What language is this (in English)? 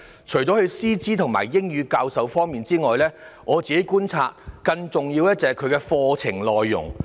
Cantonese